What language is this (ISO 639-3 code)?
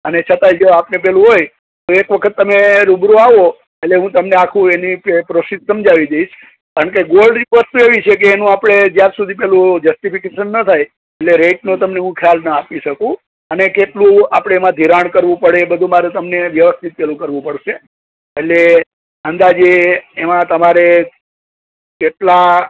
guj